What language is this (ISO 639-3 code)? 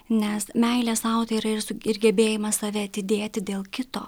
lit